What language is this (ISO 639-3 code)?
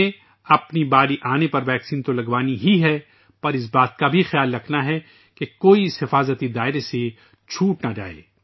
urd